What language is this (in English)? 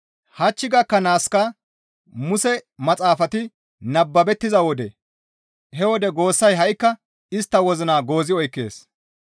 Gamo